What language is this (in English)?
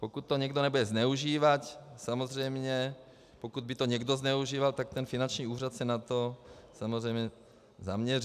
Czech